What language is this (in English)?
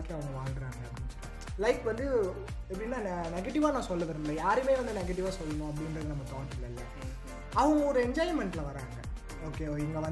Tamil